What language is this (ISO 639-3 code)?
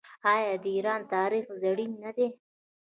pus